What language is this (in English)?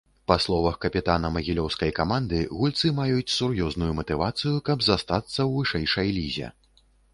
Belarusian